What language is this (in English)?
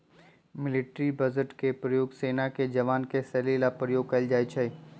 Magahi